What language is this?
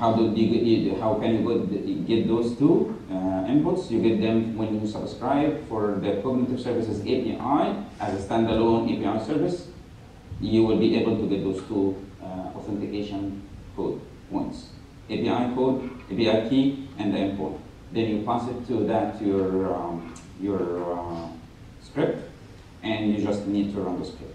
English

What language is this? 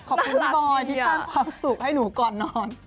Thai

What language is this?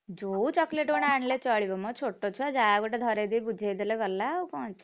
Odia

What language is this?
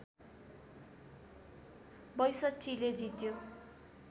Nepali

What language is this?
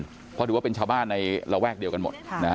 Thai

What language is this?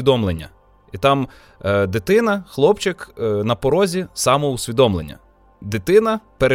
Ukrainian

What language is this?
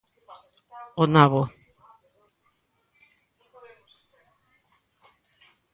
Galician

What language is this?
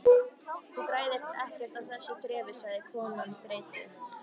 Icelandic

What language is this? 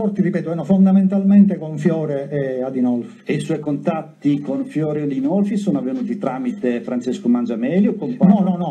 Italian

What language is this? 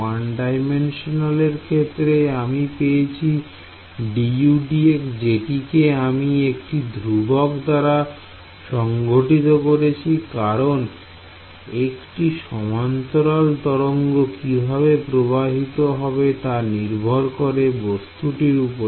Bangla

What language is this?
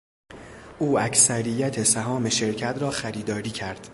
Persian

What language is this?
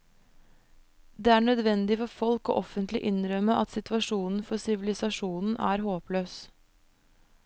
Norwegian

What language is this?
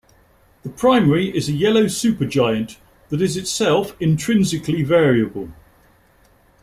English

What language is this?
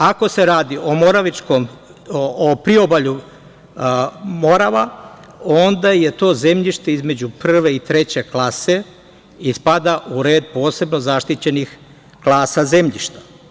Serbian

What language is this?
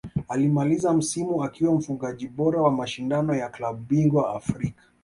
Swahili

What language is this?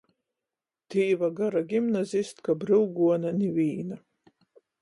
Latgalian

